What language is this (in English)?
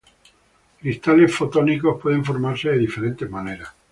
Spanish